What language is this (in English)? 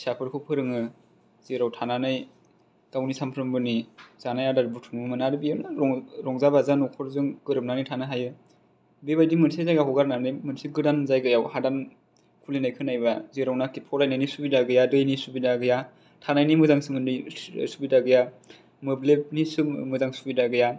Bodo